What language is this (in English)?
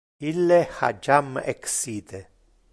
Interlingua